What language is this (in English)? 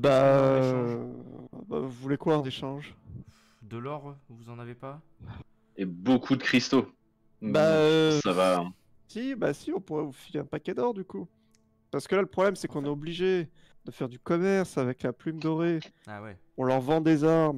French